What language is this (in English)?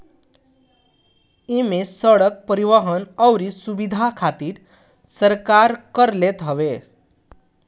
Bhojpuri